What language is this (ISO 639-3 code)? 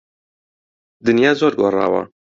ckb